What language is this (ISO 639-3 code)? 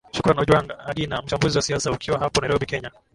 swa